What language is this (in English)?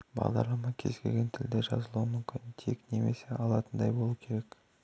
Kazakh